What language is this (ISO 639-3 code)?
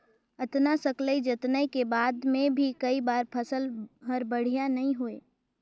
hne